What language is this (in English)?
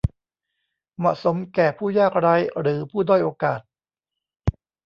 Thai